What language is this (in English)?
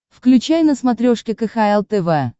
Russian